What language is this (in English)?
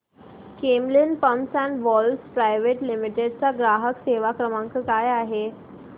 Marathi